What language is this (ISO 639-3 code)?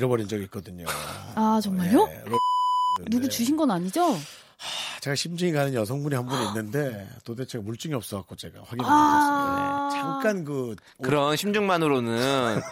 kor